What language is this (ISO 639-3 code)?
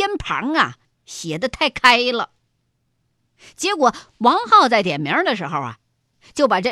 zho